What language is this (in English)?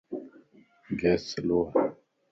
Lasi